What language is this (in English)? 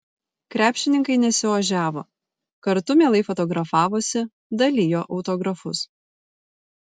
Lithuanian